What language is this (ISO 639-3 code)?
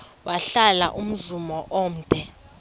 xho